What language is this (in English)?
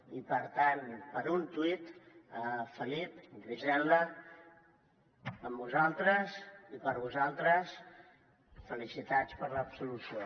Catalan